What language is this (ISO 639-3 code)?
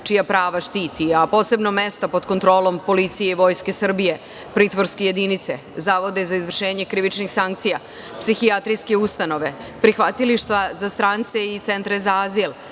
srp